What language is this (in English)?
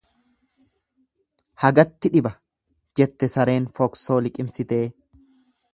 Oromo